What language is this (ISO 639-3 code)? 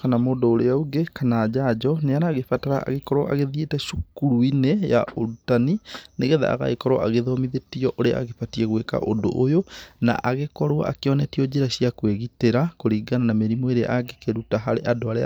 kik